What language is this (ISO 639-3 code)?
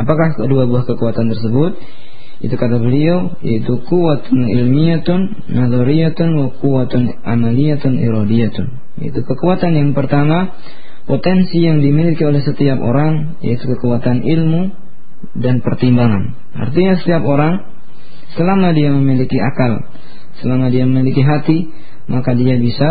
ind